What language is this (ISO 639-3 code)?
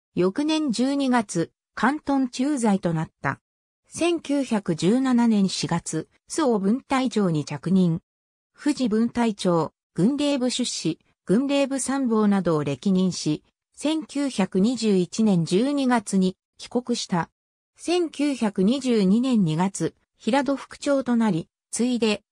jpn